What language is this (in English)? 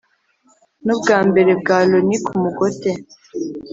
Kinyarwanda